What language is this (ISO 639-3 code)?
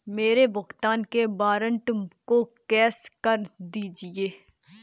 hin